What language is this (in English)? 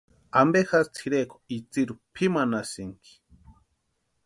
Western Highland Purepecha